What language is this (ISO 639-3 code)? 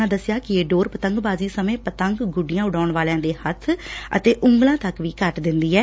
pan